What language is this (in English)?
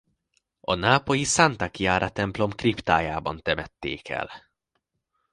Hungarian